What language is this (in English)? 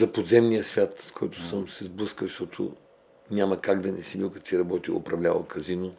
Bulgarian